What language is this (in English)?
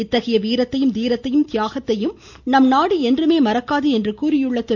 Tamil